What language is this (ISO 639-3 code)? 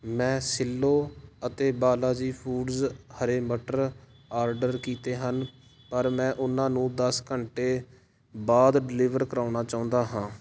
pan